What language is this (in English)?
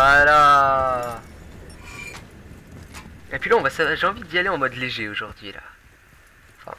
French